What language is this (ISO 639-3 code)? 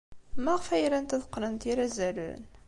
kab